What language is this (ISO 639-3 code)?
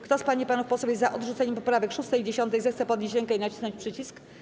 pol